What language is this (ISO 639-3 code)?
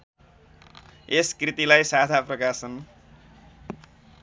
nep